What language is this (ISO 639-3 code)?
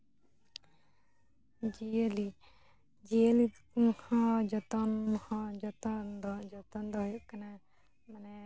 sat